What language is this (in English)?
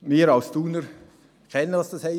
Swiss German